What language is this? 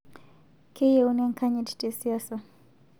Masai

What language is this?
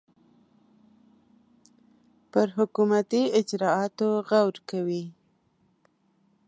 Pashto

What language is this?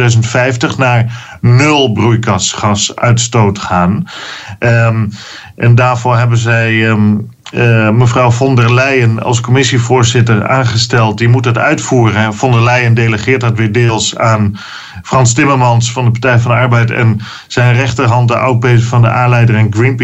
Dutch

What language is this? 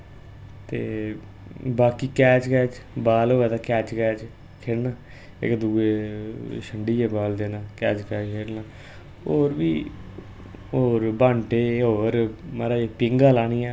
Dogri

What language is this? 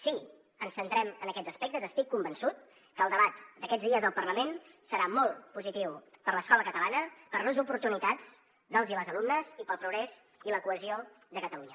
Catalan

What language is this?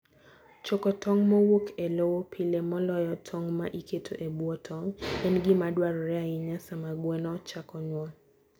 Luo (Kenya and Tanzania)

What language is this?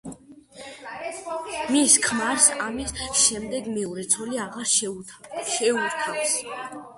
Georgian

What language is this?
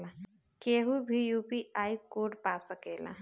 Bhojpuri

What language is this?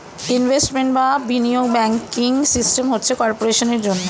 Bangla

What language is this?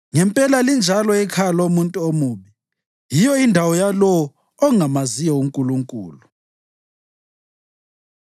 North Ndebele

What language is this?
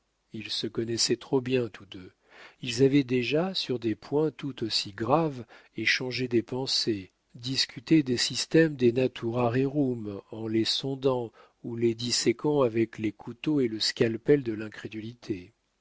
French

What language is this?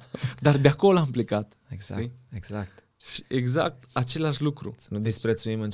Romanian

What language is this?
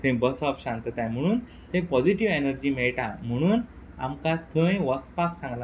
Konkani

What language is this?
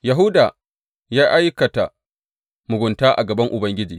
Hausa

